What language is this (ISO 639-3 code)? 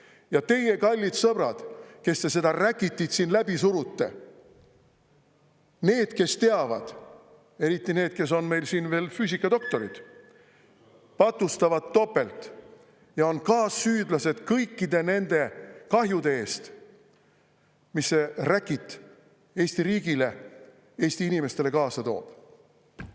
est